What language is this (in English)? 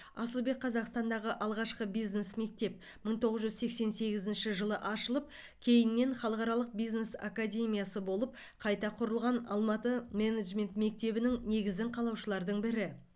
Kazakh